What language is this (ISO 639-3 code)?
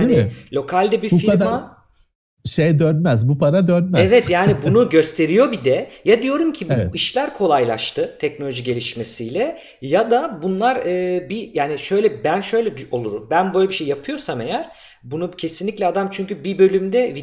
tur